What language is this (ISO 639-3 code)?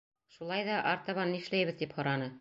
bak